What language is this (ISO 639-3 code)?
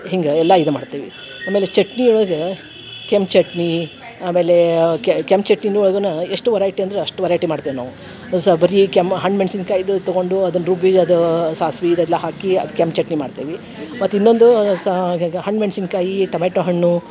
kan